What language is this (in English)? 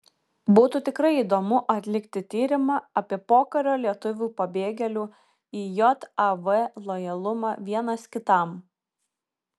Lithuanian